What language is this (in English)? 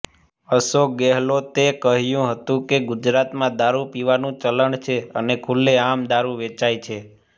Gujarati